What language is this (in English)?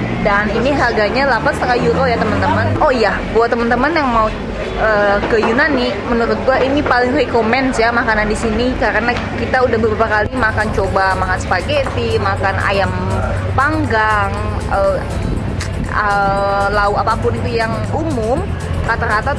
Indonesian